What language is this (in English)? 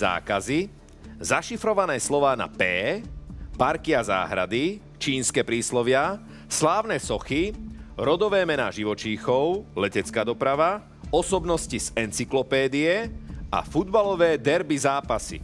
Slovak